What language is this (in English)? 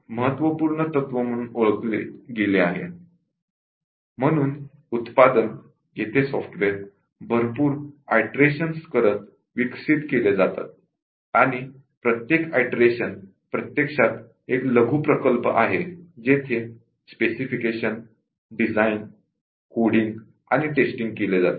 Marathi